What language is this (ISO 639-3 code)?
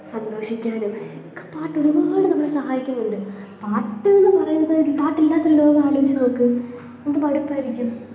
mal